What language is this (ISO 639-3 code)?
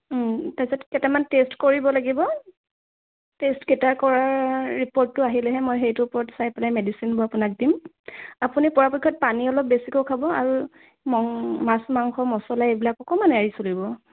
asm